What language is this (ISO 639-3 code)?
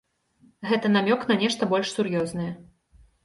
bel